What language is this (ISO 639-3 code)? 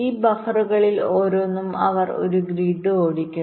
mal